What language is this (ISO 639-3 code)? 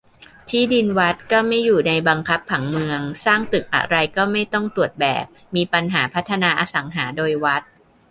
tha